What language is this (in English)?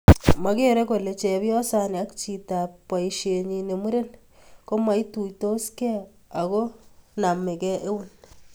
Kalenjin